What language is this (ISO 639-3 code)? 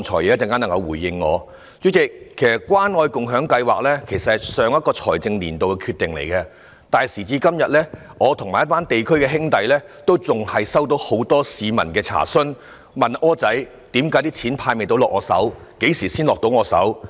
yue